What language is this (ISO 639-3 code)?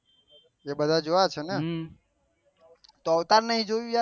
guj